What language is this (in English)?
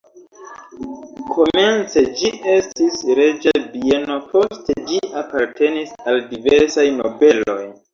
Esperanto